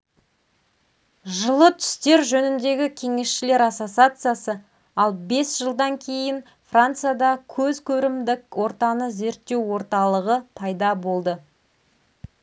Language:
Kazakh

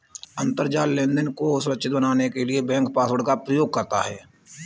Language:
Hindi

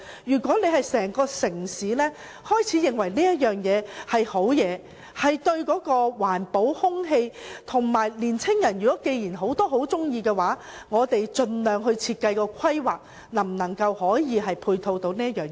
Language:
Cantonese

